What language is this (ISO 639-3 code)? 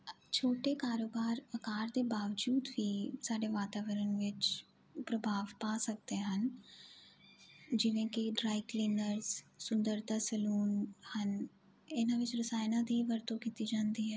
pan